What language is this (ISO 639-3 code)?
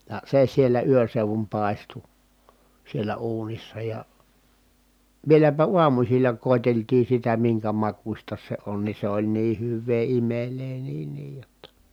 fin